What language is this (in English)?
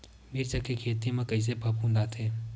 Chhattisgarhi